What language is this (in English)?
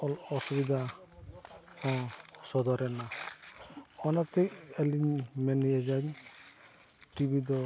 Santali